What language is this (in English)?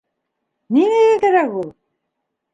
Bashkir